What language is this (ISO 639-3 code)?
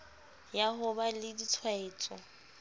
sot